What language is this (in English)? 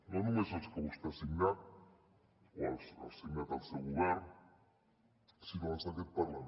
Catalan